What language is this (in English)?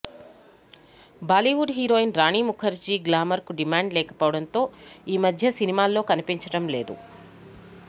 Telugu